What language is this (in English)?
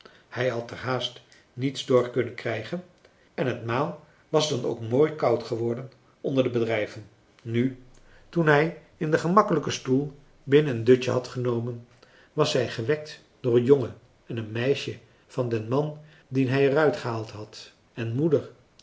Dutch